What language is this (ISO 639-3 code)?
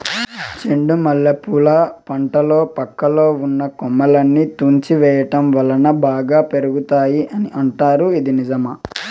tel